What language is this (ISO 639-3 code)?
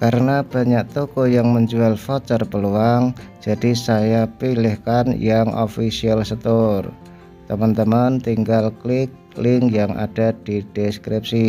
ind